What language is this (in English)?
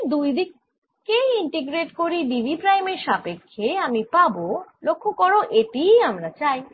Bangla